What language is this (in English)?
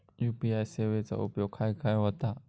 Marathi